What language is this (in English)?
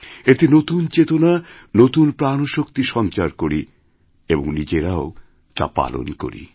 Bangla